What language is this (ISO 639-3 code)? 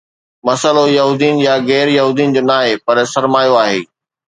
snd